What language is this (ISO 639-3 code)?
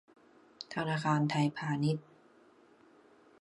tha